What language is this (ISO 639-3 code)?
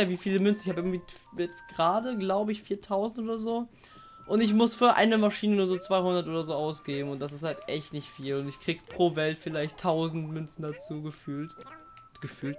deu